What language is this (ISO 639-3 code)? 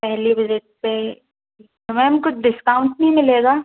hin